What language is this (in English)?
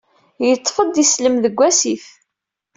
Kabyle